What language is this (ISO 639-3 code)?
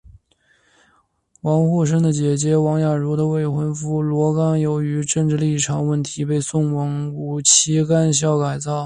zho